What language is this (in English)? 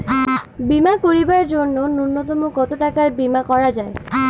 Bangla